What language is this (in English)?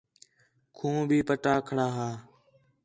Khetrani